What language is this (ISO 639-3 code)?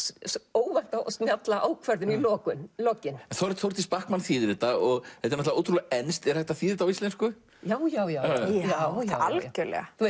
isl